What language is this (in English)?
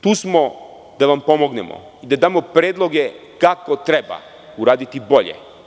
Serbian